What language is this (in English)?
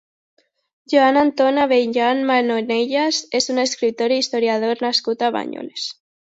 Catalan